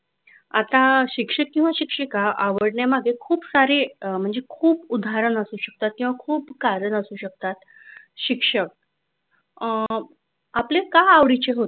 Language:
Marathi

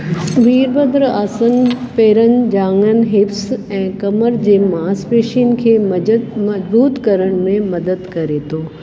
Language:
Sindhi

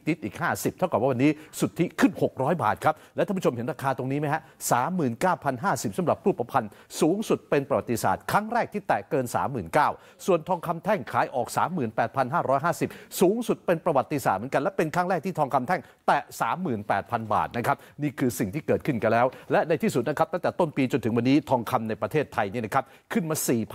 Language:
Thai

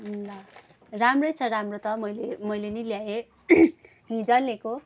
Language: Nepali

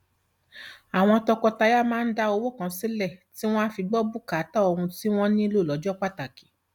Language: Yoruba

